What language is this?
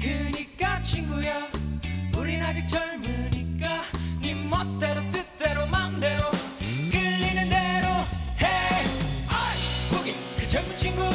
Korean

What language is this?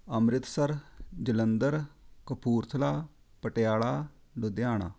Punjabi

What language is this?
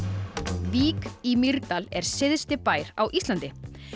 Icelandic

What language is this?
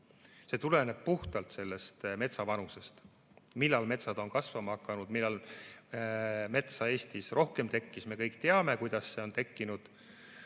Estonian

